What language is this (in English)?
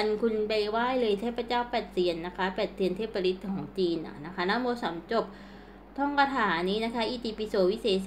Thai